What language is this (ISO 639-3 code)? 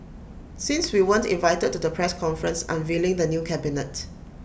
eng